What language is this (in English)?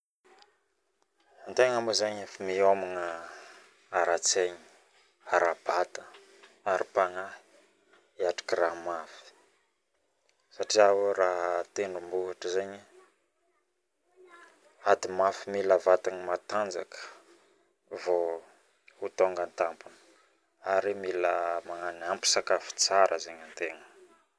Northern Betsimisaraka Malagasy